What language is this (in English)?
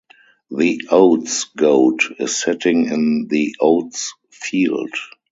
English